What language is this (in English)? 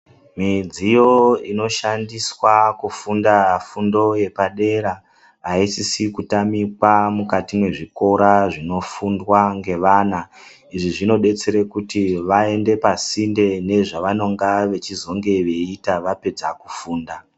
Ndau